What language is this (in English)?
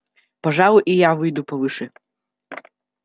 Russian